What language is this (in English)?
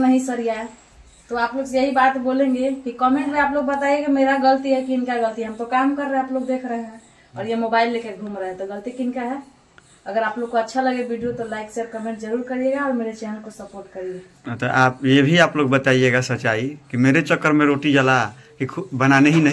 Hindi